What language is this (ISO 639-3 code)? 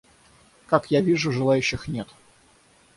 rus